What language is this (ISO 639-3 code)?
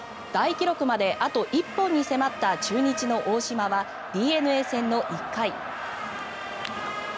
jpn